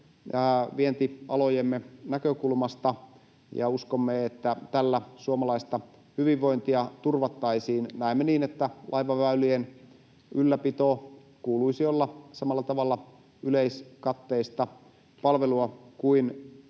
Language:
Finnish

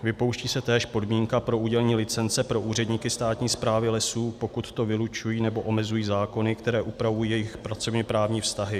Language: Czech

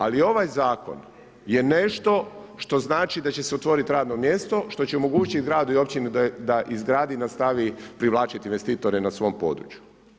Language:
Croatian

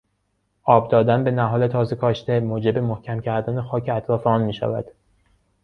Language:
Persian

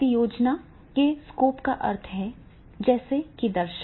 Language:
Hindi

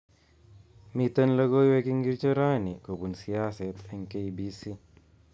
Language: Kalenjin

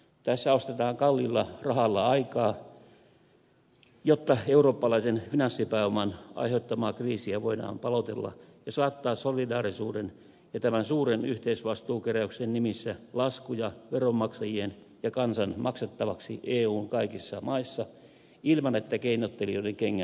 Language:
Finnish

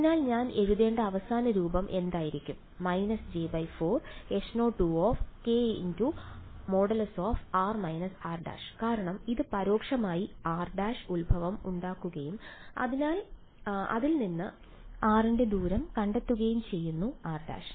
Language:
Malayalam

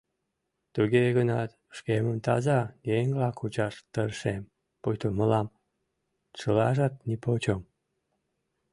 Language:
Mari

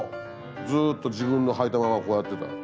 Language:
Japanese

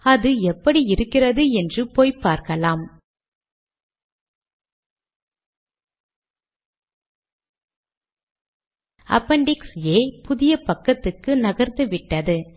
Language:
Tamil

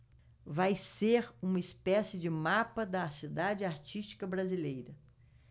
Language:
Portuguese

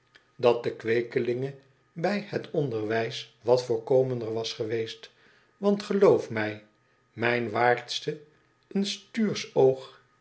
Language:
Dutch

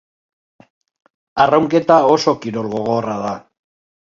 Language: Basque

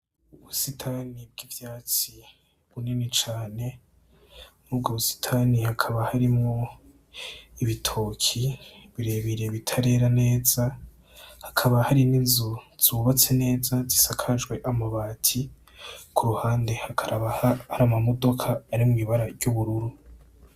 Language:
Rundi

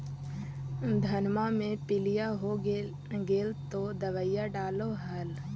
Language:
Magahi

